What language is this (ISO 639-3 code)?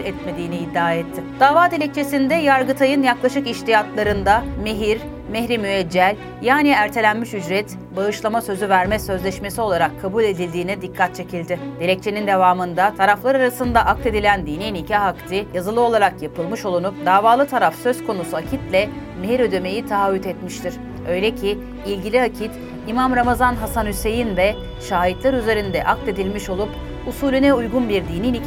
tur